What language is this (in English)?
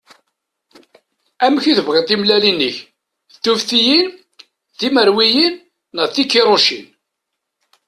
Kabyle